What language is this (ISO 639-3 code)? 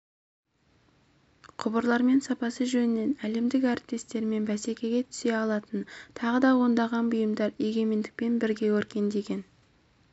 kaz